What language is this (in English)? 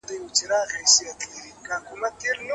Pashto